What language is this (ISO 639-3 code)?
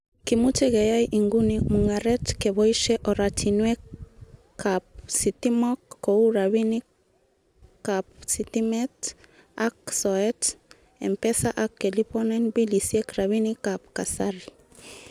kln